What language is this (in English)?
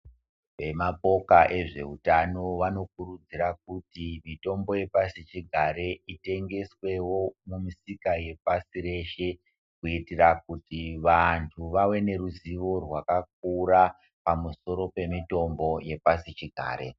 Ndau